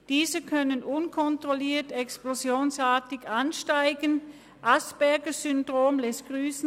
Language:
Swiss German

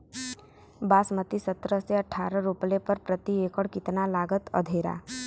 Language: Bhojpuri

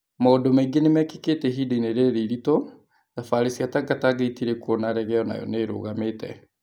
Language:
Kikuyu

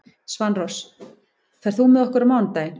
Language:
Icelandic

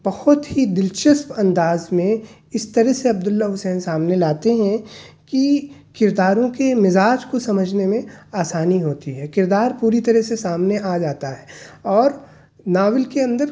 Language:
Urdu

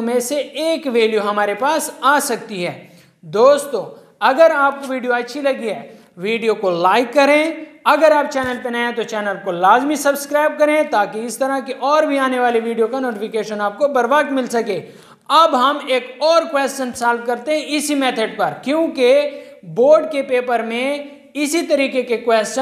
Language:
Hindi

